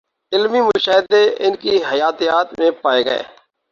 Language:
Urdu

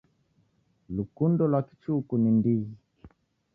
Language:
Taita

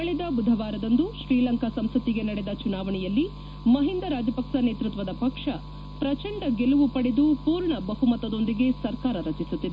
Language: Kannada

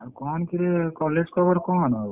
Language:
Odia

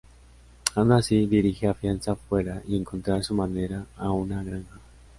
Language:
Spanish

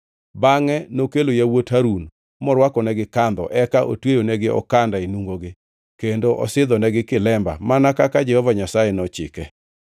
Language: Luo (Kenya and Tanzania)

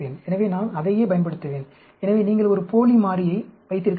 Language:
Tamil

